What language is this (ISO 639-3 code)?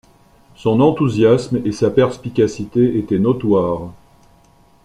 fra